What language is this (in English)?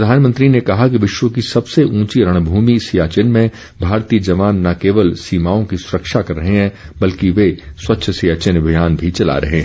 Hindi